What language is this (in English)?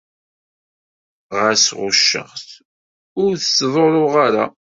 Kabyle